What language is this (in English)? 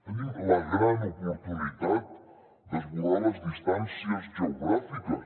Catalan